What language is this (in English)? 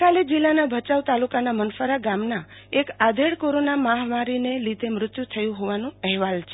Gujarati